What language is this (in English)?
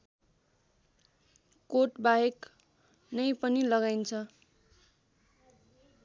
Nepali